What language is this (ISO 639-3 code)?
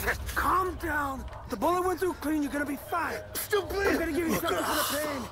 nld